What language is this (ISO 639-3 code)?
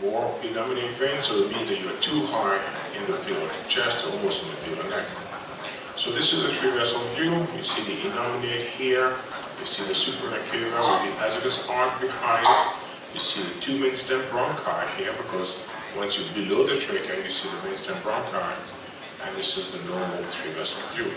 eng